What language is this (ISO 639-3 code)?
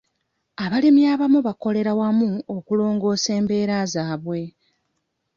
lug